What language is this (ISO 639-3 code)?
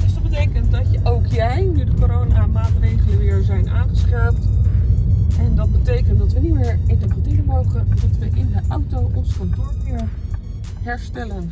nld